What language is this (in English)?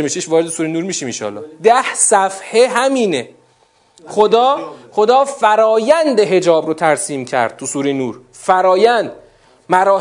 Persian